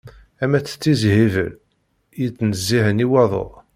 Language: Kabyle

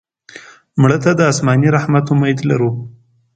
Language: Pashto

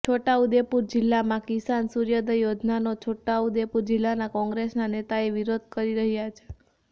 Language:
Gujarati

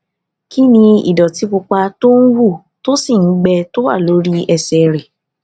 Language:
Yoruba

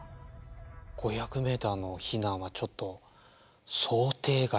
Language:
Japanese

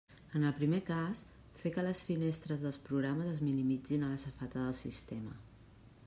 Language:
Catalan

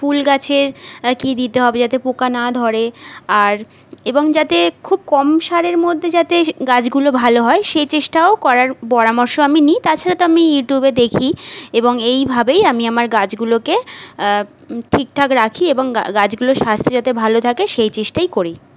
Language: Bangla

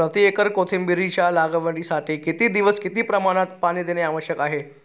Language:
Marathi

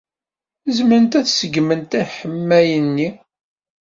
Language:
Kabyle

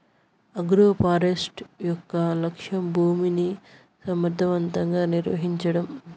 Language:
Telugu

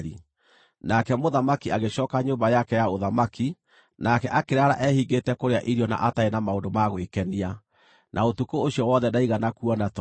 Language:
Kikuyu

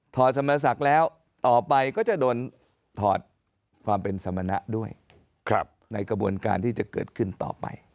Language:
Thai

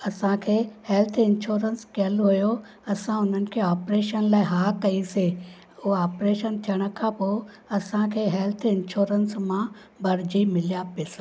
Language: Sindhi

